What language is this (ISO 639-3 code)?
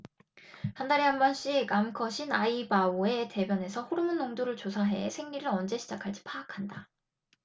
kor